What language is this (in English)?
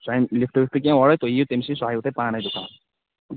Kashmiri